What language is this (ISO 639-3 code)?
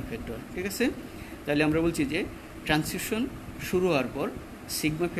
hin